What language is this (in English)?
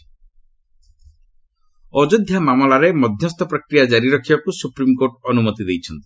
Odia